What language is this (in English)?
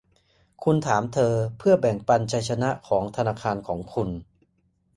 Thai